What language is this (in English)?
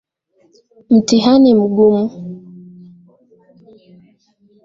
Swahili